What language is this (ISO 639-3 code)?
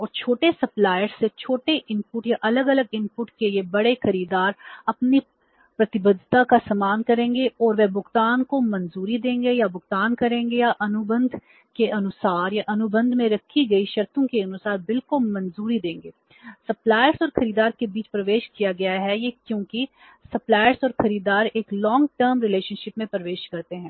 hin